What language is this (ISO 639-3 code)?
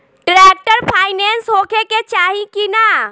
bho